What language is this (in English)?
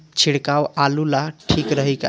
Bhojpuri